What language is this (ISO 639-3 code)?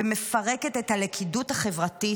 heb